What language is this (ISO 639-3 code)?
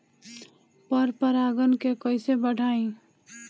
bho